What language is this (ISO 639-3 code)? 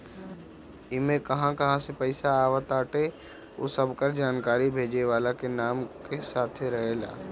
bho